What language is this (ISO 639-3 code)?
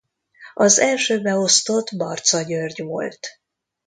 hun